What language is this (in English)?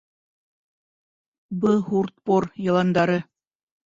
Bashkir